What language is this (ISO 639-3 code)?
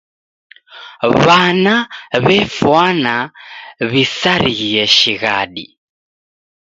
dav